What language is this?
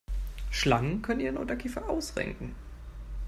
German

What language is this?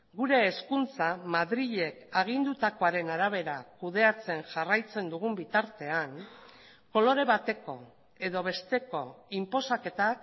Basque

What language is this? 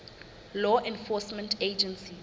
Southern Sotho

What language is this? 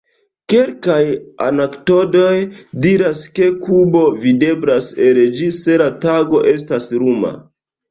Esperanto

